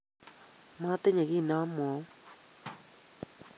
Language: Kalenjin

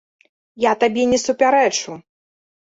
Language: Belarusian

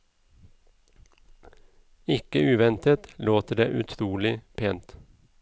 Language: Norwegian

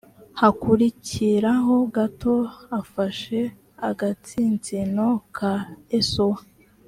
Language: Kinyarwanda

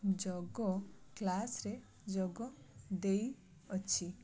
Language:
Odia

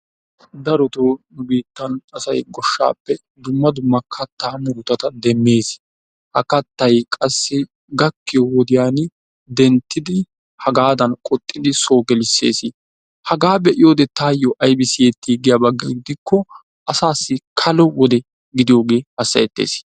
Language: Wolaytta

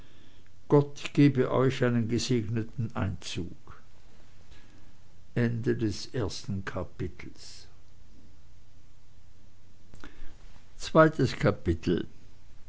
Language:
German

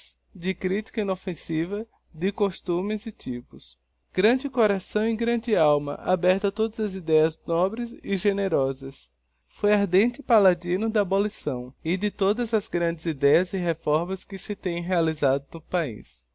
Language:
Portuguese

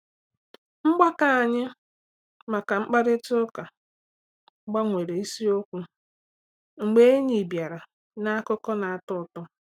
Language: Igbo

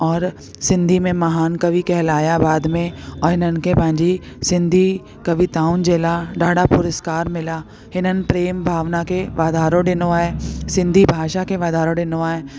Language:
Sindhi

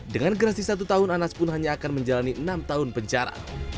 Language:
Indonesian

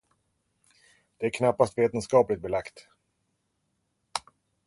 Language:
Swedish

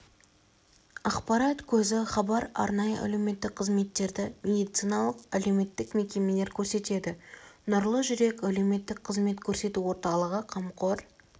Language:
Kazakh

